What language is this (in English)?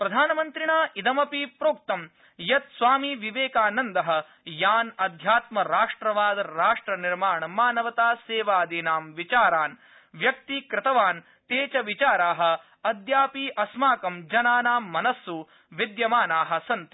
Sanskrit